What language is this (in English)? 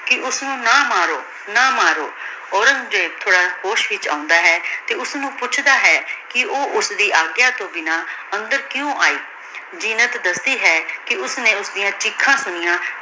Punjabi